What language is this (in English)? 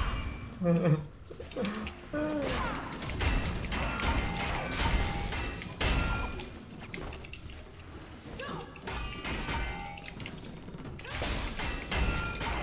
Vietnamese